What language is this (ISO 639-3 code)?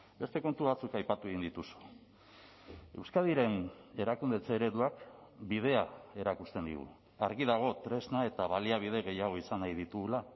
eus